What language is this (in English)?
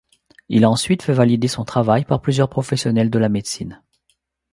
French